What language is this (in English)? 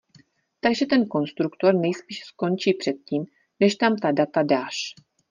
Czech